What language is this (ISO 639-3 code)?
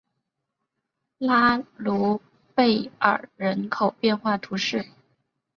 zho